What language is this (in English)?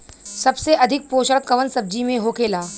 Bhojpuri